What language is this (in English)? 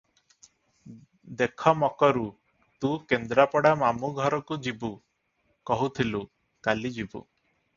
Odia